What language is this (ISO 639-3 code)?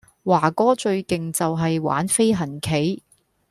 yue